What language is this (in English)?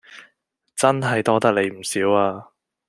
Cantonese